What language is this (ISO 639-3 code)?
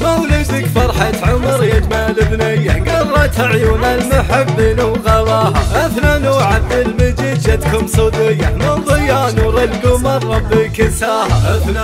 ara